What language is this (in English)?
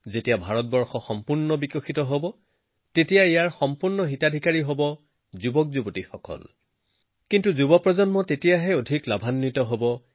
Assamese